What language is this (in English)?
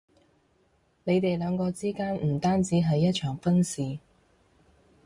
Cantonese